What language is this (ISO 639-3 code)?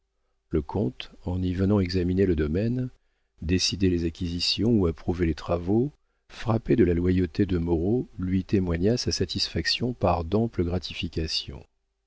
fra